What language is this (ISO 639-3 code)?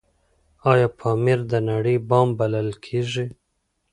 pus